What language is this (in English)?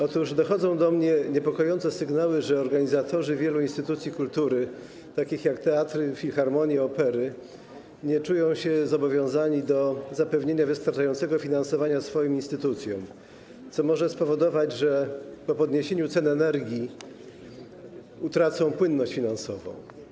Polish